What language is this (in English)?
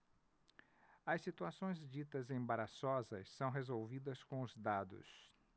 Portuguese